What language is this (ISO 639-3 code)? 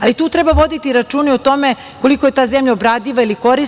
srp